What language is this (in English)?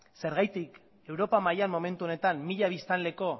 Basque